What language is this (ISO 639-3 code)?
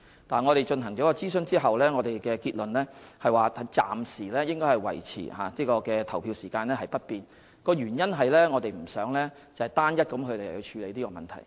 yue